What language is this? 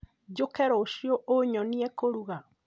Kikuyu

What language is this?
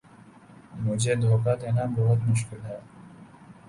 Urdu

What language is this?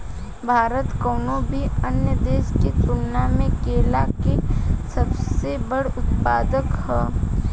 Bhojpuri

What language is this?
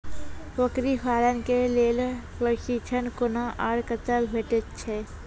Maithili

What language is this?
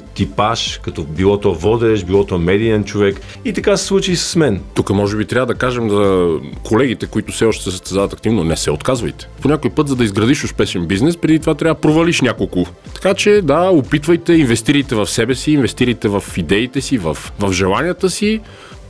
Bulgarian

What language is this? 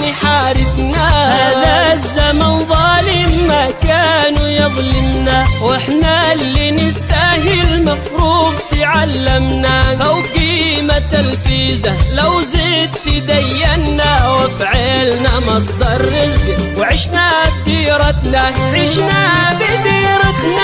Arabic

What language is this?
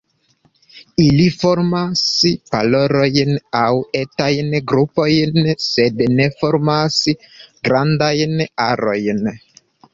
Esperanto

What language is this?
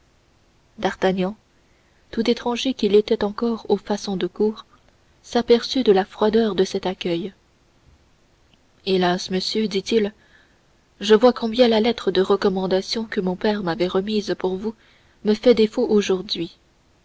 French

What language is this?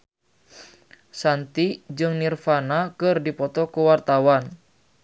Sundanese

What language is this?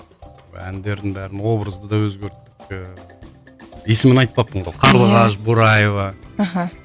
Kazakh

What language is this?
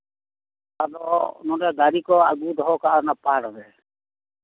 Santali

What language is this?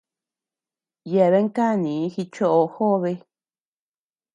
Tepeuxila Cuicatec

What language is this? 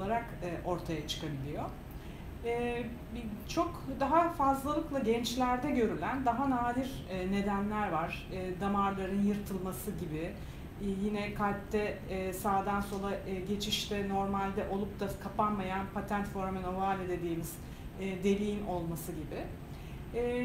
Turkish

